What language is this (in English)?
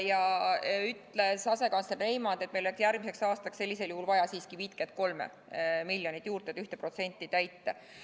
Estonian